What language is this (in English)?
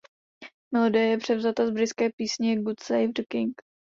Czech